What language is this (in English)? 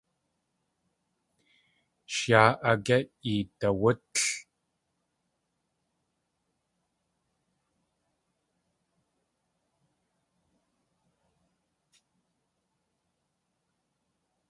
Tlingit